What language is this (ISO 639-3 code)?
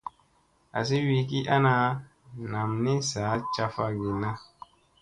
mse